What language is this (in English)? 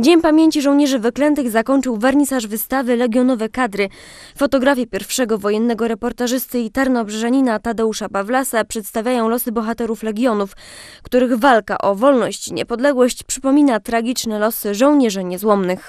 Polish